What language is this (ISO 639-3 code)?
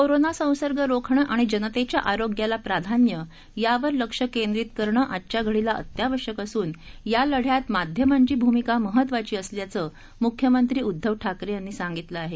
mar